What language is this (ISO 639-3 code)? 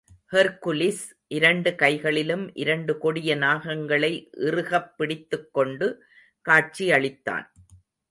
tam